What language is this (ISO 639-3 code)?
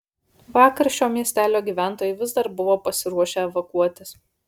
lit